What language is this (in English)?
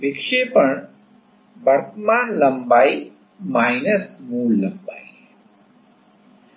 Hindi